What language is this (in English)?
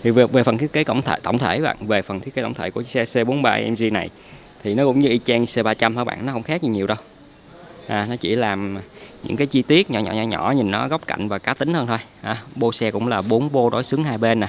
Vietnamese